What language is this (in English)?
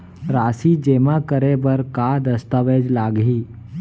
Chhattisgarhi